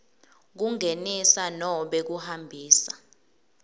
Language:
Swati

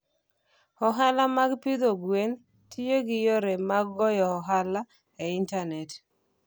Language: Luo (Kenya and Tanzania)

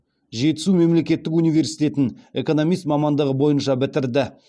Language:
Kazakh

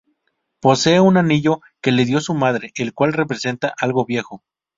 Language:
Spanish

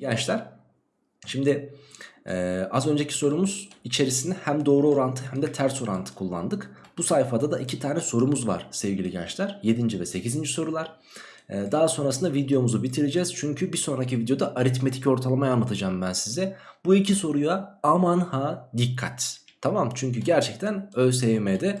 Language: Turkish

